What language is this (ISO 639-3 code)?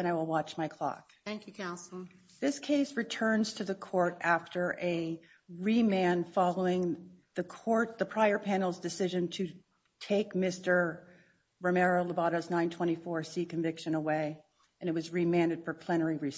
eng